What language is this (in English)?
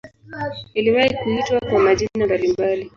Swahili